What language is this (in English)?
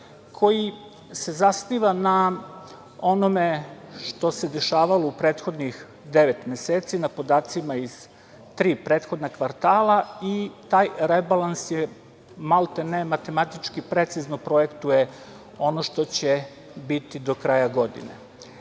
Serbian